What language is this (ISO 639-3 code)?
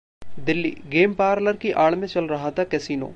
hin